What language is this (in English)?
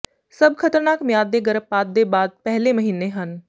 Punjabi